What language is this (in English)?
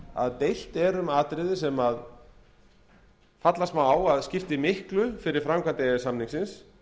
Icelandic